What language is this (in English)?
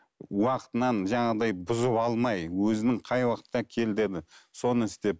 Kazakh